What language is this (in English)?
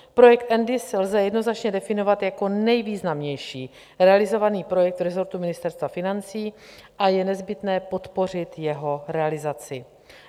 Czech